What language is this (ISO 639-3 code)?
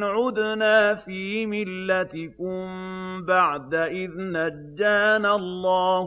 ara